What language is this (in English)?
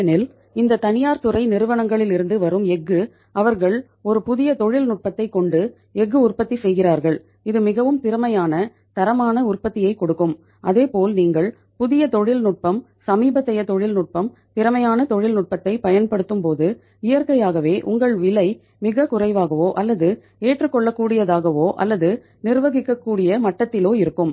Tamil